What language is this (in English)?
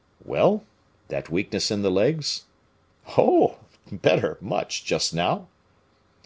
English